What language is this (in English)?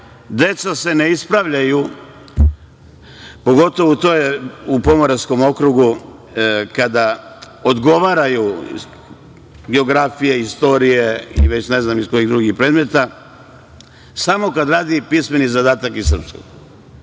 Serbian